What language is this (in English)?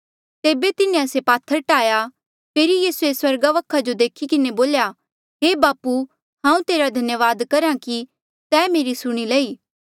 Mandeali